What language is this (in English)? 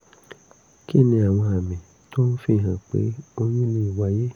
Yoruba